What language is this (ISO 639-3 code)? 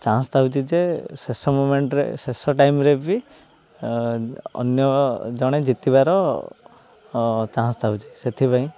ori